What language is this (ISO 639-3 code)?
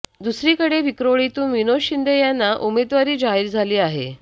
mar